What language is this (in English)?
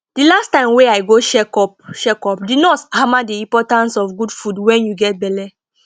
Nigerian Pidgin